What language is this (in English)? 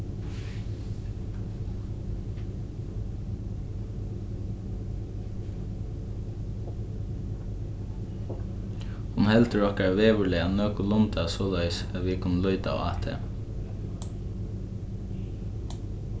Faroese